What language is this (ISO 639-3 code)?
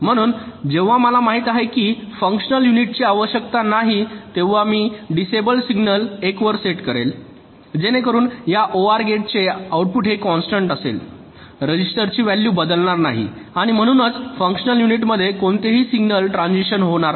mar